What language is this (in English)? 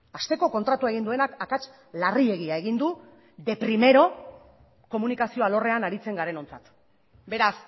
Basque